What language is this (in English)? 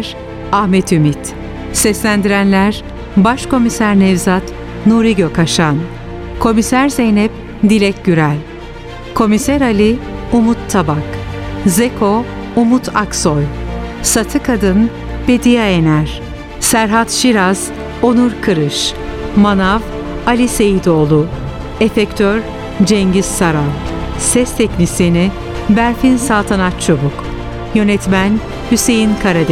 Turkish